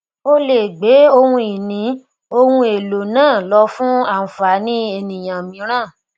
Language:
Yoruba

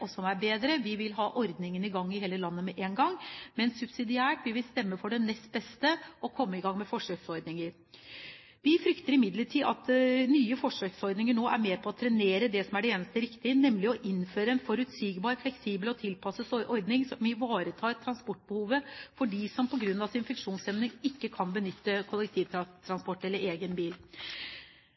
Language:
Norwegian Bokmål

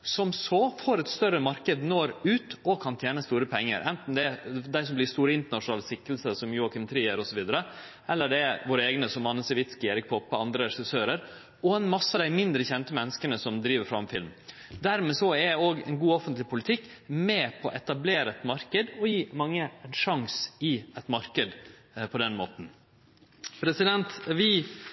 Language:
Norwegian Nynorsk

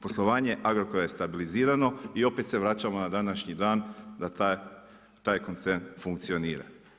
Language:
Croatian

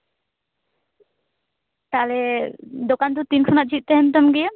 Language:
Santali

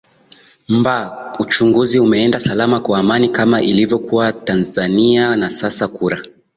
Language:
Swahili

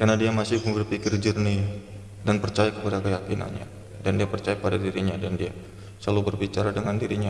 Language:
Indonesian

